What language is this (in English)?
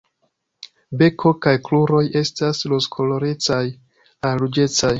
Esperanto